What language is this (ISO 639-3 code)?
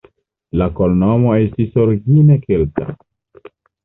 epo